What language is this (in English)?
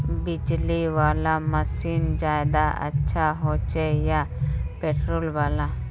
Magahi